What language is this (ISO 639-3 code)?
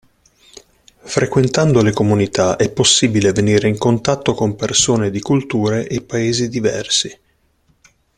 ita